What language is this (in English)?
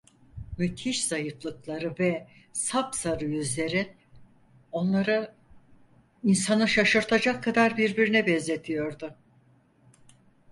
Turkish